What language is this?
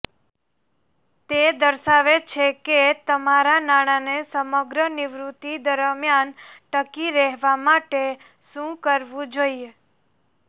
Gujarati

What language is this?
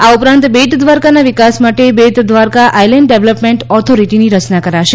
Gujarati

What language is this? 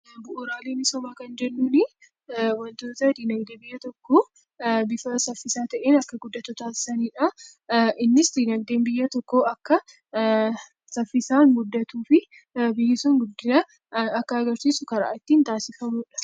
Oromo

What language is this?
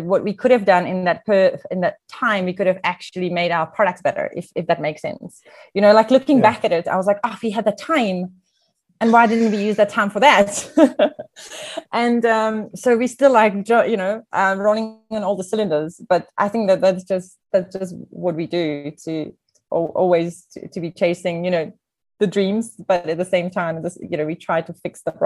English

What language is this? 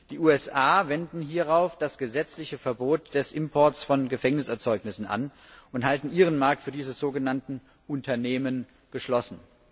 German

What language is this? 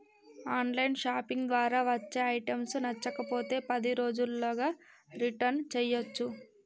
Telugu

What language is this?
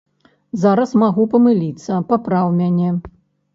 Belarusian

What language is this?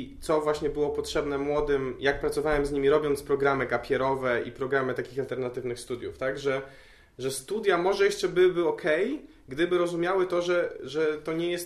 Polish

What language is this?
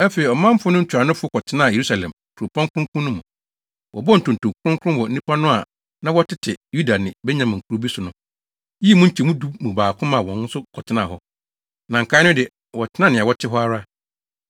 Akan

